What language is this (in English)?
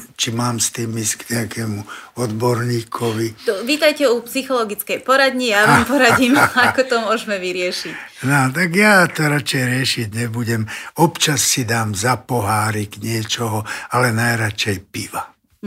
Slovak